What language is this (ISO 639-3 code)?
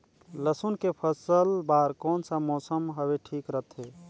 hne